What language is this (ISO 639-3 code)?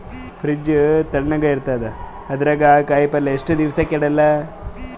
kan